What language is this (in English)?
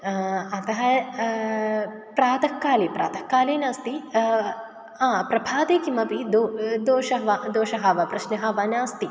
Sanskrit